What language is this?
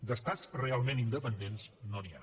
Catalan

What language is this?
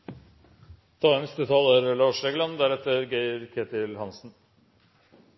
Norwegian Bokmål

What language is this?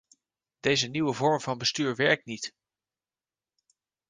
Dutch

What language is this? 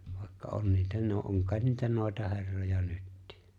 Finnish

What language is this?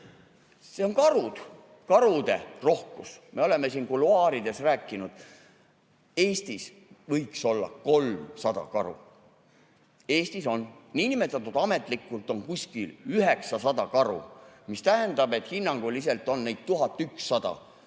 Estonian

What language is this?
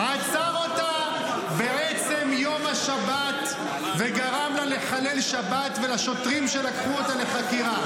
Hebrew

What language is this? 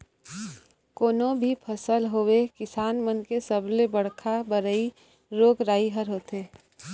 Chhattisgarhi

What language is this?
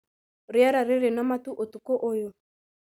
Kikuyu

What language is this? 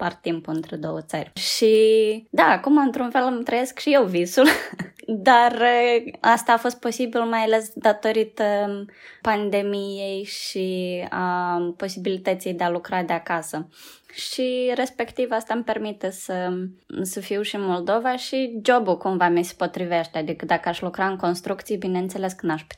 Romanian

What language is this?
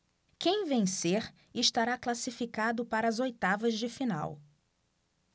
Portuguese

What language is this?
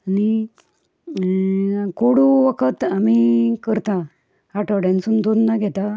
Konkani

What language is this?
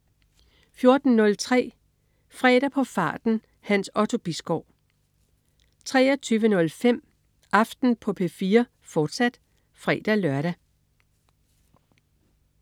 Danish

